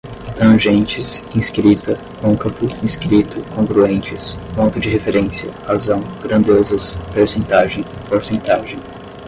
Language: Portuguese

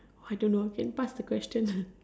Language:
English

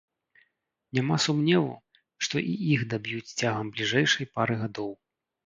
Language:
Belarusian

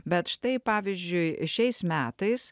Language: Lithuanian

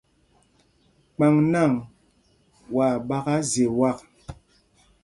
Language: Mpumpong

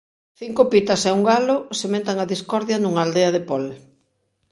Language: Galician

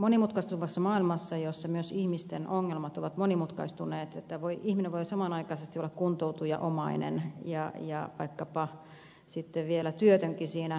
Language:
Finnish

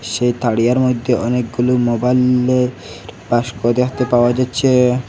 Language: Bangla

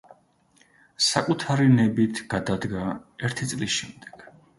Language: Georgian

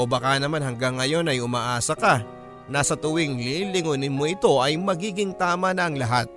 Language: Filipino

